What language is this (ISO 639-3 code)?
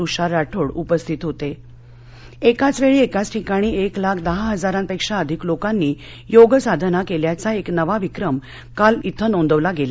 mar